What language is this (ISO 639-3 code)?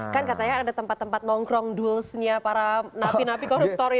ind